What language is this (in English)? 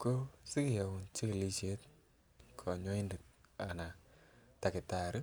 Kalenjin